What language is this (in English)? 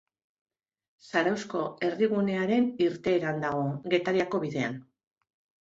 Basque